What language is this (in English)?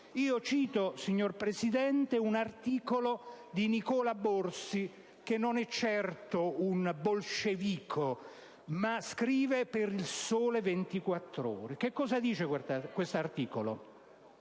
Italian